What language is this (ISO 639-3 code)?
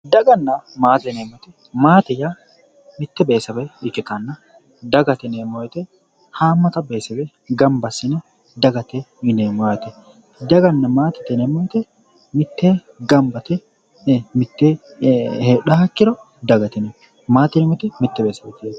sid